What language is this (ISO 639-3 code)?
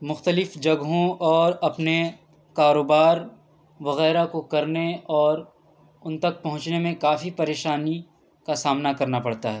urd